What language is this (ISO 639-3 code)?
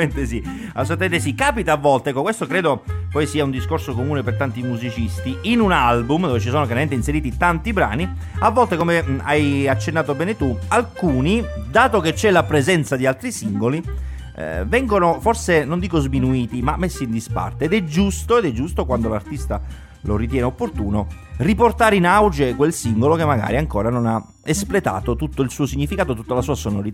ita